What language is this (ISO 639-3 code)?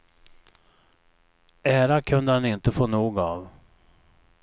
swe